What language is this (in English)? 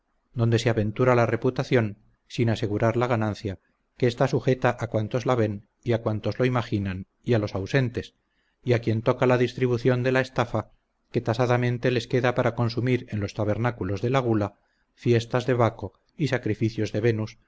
Spanish